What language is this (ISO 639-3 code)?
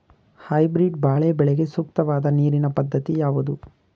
kan